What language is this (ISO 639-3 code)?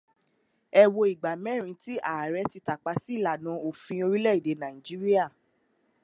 yor